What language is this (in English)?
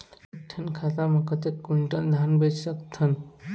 Chhattisgarhi